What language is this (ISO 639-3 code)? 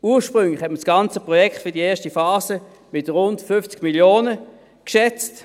gsw